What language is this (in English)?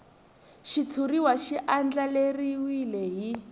Tsonga